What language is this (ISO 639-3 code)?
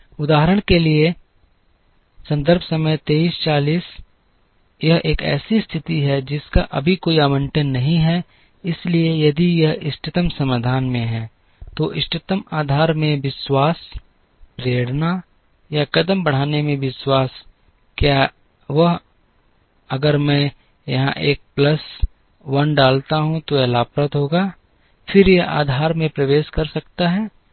hin